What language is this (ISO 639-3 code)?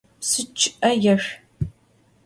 ady